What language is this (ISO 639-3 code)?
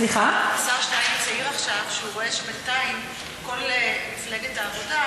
heb